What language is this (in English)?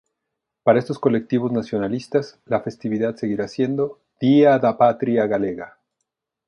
Spanish